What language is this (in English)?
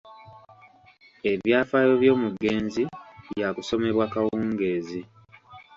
Ganda